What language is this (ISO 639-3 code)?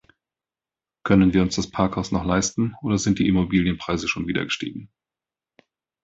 deu